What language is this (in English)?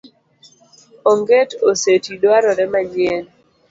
Luo (Kenya and Tanzania)